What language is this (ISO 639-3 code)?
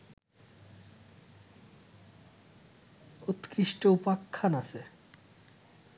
ben